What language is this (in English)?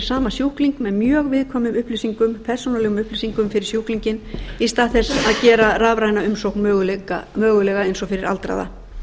Icelandic